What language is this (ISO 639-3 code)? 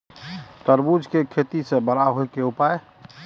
mai